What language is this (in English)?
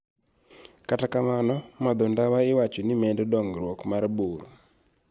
Luo (Kenya and Tanzania)